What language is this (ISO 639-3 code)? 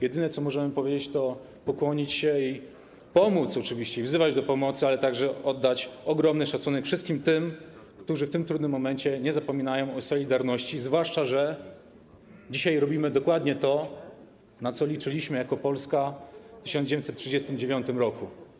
pol